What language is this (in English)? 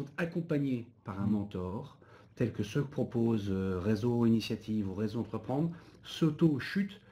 French